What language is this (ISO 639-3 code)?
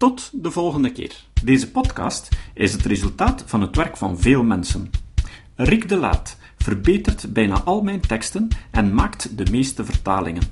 nld